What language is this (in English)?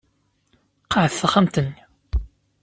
Kabyle